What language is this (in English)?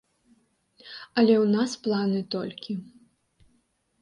Belarusian